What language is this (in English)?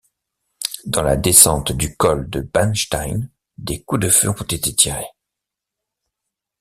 French